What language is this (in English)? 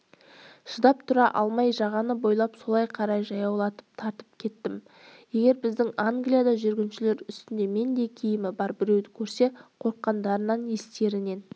Kazakh